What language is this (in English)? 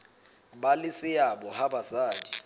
Southern Sotho